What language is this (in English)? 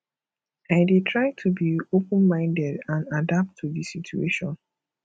Nigerian Pidgin